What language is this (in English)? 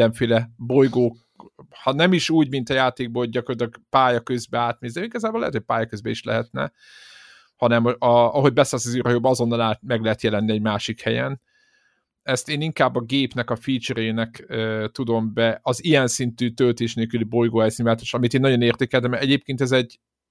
Hungarian